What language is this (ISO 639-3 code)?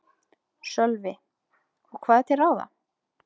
isl